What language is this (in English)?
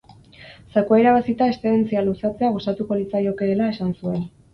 Basque